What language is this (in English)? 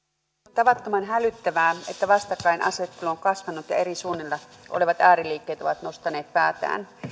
Finnish